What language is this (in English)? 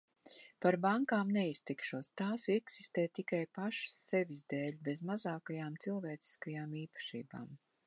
Latvian